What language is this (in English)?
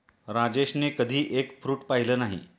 Marathi